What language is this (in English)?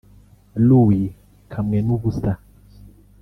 Kinyarwanda